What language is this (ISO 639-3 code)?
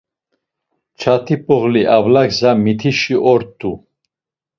lzz